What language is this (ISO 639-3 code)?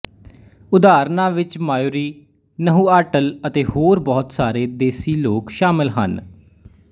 pan